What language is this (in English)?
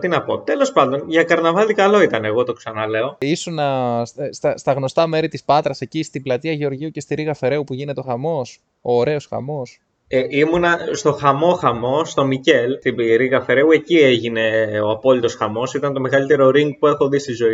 Greek